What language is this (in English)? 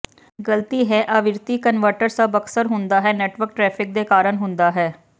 Punjabi